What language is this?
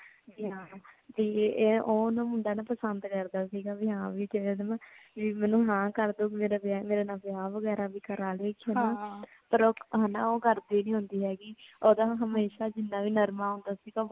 Punjabi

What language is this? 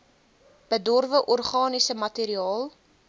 Afrikaans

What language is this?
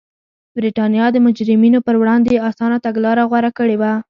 Pashto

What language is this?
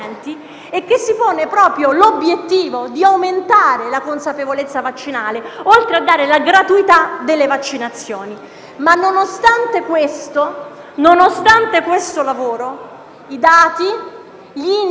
Italian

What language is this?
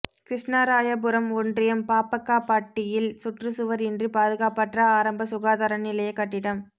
Tamil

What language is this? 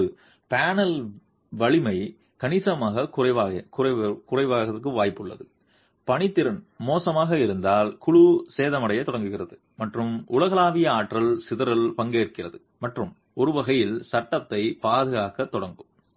Tamil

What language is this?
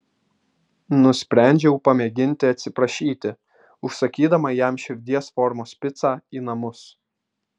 Lithuanian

